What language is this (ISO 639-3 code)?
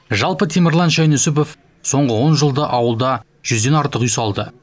kaz